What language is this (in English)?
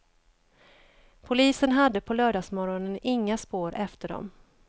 Swedish